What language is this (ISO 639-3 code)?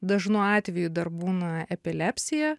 lit